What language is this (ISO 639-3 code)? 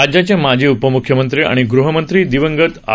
mar